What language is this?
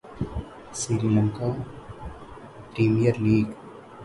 Urdu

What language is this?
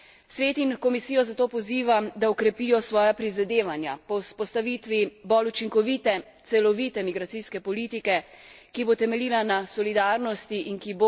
Slovenian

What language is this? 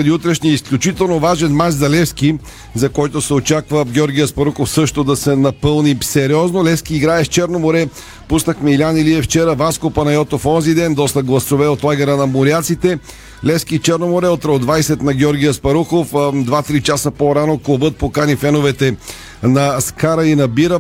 Bulgarian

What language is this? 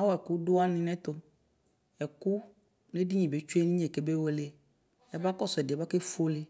Ikposo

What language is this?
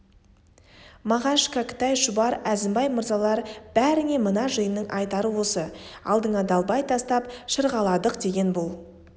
Kazakh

